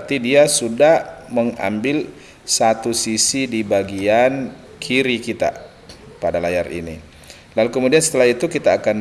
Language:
Indonesian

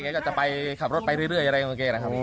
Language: Thai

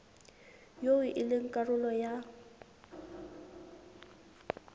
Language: Southern Sotho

